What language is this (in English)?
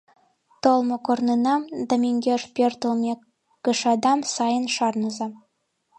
Mari